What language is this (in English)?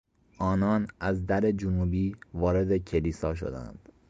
Persian